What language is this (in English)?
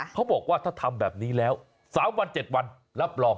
Thai